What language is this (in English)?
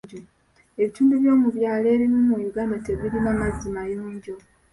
Ganda